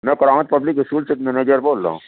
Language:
Urdu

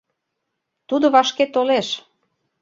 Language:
Mari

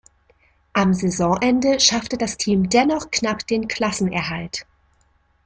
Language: German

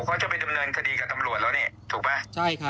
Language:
Thai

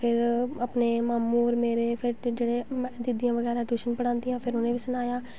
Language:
Dogri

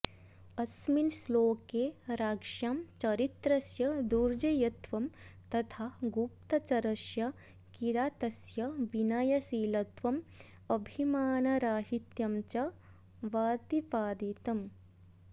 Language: Sanskrit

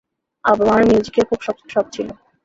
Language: Bangla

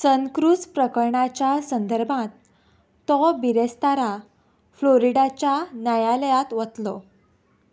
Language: Konkani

